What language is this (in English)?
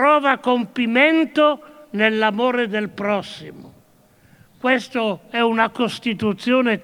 Italian